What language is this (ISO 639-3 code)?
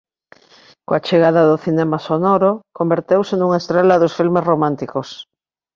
glg